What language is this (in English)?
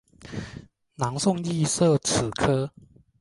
Chinese